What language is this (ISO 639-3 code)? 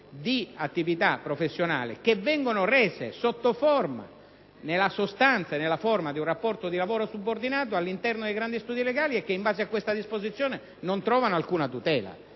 ita